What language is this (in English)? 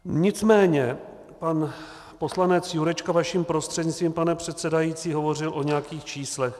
Czech